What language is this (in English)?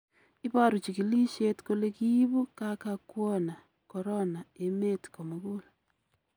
Kalenjin